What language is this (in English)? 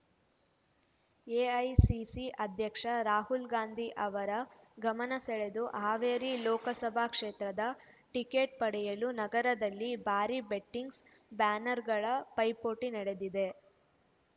Kannada